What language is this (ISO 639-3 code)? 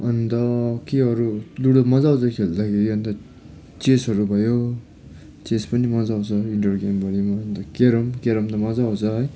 nep